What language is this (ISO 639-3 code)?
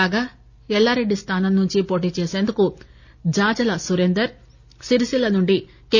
tel